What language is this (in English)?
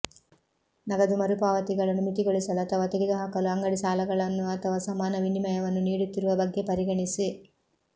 Kannada